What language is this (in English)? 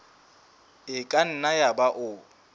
Southern Sotho